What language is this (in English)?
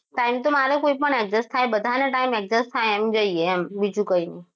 Gujarati